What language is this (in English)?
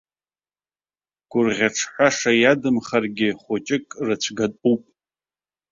Abkhazian